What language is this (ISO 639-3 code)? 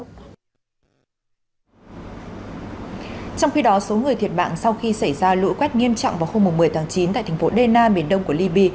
vie